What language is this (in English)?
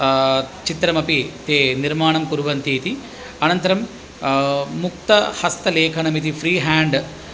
Sanskrit